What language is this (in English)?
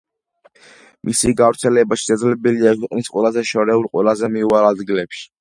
Georgian